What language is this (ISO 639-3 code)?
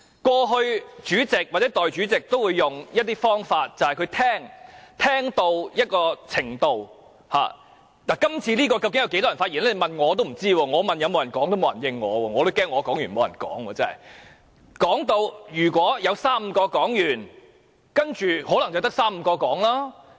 yue